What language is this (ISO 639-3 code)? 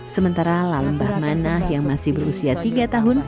ind